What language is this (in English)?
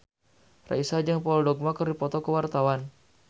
Sundanese